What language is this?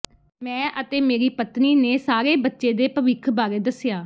Punjabi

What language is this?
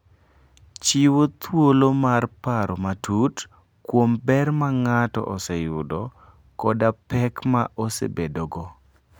Luo (Kenya and Tanzania)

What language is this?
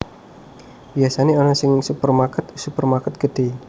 Javanese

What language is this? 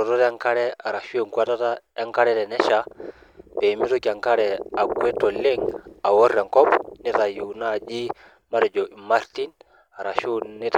Masai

